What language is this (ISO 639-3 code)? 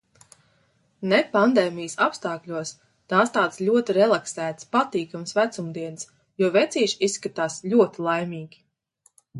lav